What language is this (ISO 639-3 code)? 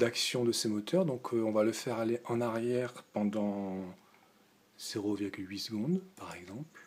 fra